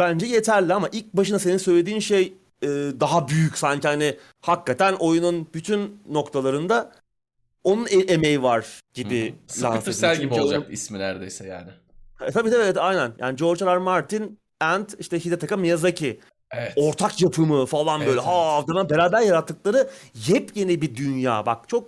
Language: Turkish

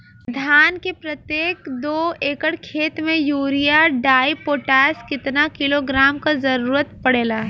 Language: Bhojpuri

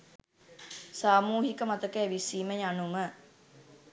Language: Sinhala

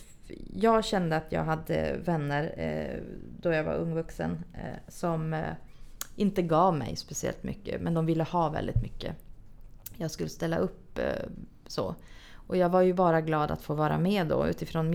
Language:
Swedish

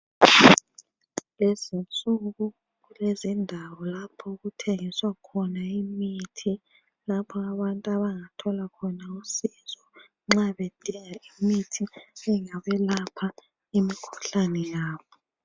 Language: North Ndebele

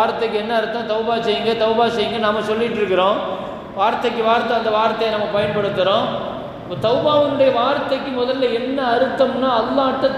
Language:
Tamil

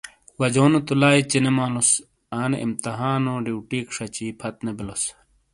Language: Shina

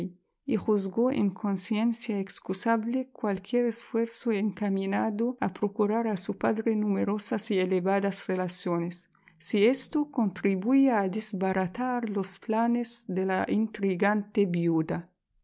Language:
Spanish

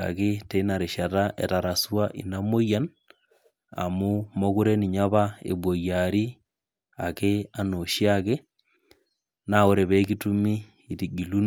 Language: Masai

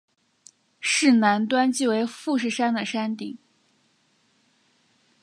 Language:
Chinese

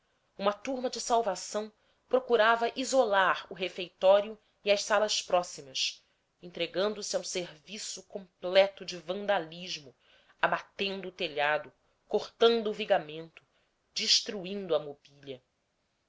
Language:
Portuguese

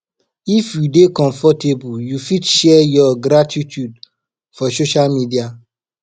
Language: Nigerian Pidgin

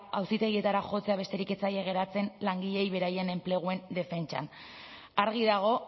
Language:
Basque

